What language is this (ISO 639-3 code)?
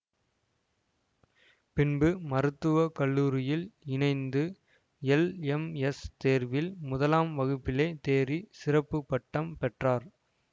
tam